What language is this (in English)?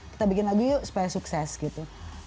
Indonesian